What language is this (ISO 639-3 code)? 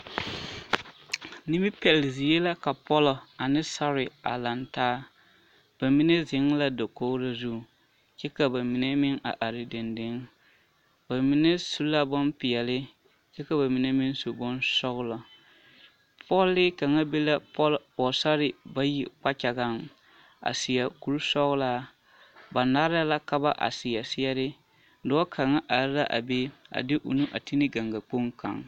dga